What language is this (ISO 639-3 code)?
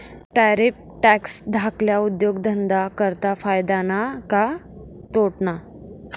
mar